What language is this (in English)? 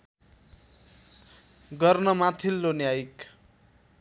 Nepali